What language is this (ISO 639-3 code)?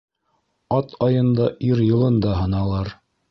bak